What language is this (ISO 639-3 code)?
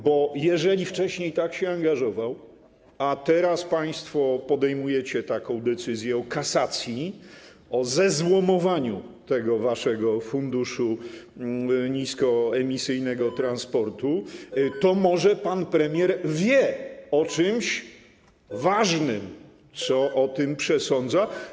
pol